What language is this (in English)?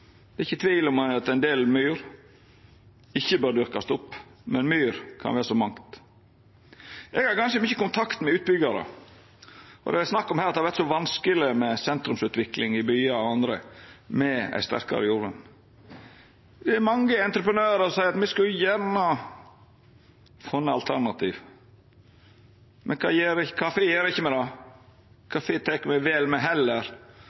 Norwegian Nynorsk